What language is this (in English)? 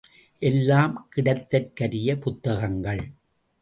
Tamil